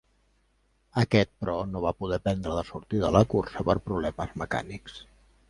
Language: Catalan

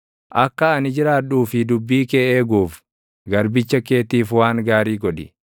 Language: Oromo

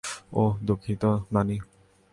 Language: Bangla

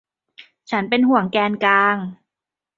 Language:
Thai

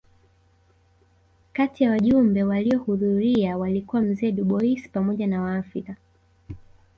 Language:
Swahili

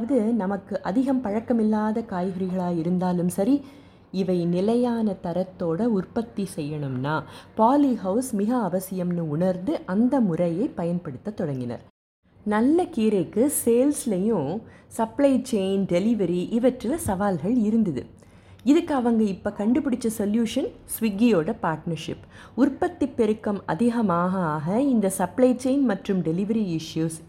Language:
Tamil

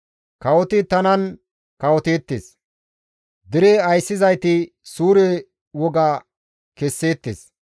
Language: Gamo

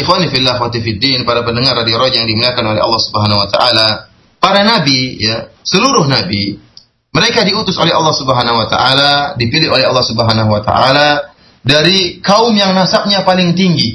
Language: Malay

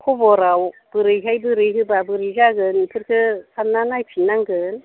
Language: Bodo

